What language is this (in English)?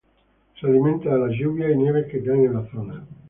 Spanish